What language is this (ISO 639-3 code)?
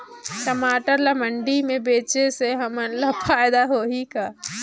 hne